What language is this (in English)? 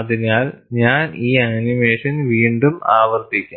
Malayalam